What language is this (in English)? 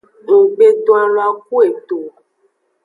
Aja (Benin)